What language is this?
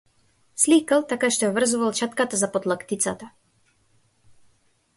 Macedonian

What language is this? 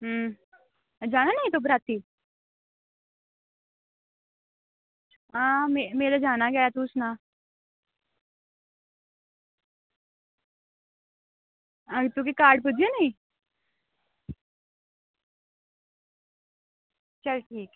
Dogri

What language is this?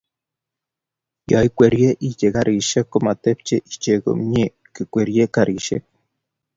Kalenjin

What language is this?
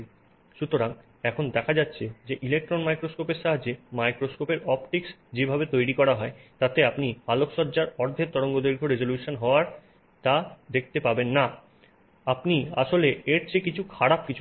Bangla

